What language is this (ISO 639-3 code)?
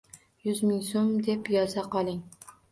uzb